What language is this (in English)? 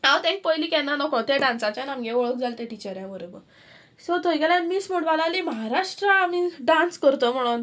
Konkani